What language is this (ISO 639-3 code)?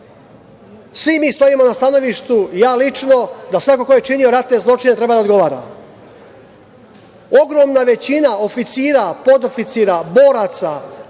srp